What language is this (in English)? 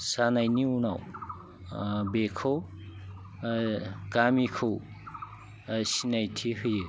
Bodo